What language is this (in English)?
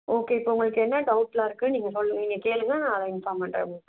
Tamil